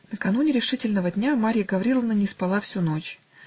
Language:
Russian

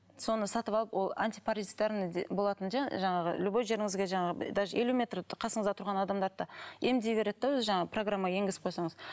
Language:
Kazakh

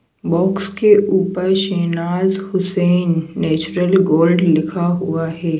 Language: Hindi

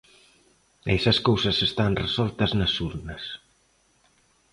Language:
Galician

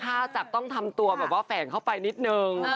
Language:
Thai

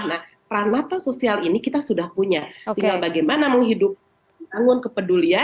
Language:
Indonesian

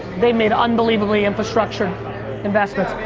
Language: English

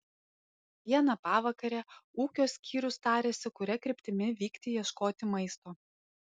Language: Lithuanian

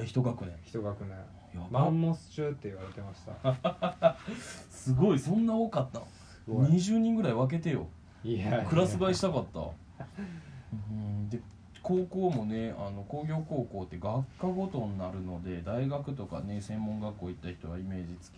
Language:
Japanese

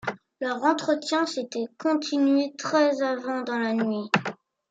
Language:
French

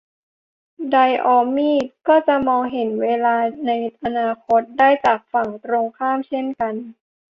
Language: Thai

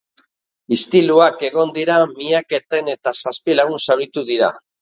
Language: Basque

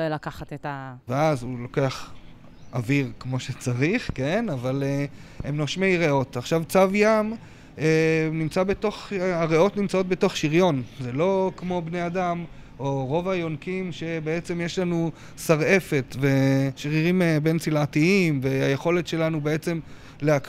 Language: Hebrew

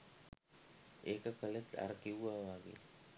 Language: Sinhala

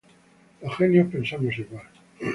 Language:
Spanish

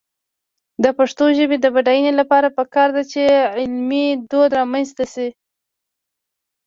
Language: Pashto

